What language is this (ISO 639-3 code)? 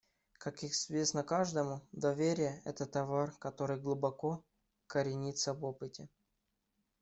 rus